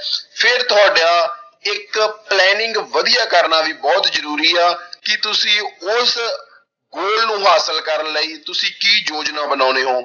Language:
Punjabi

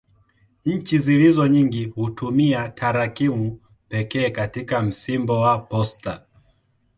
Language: Swahili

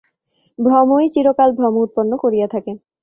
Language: Bangla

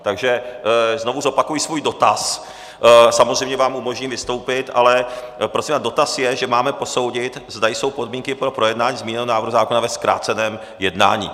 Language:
Czech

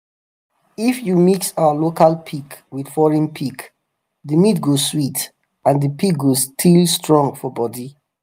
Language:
Nigerian Pidgin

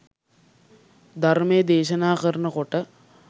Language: Sinhala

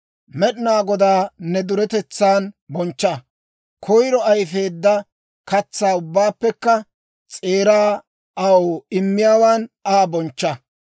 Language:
Dawro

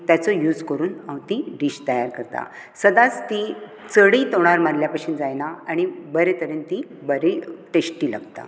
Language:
Konkani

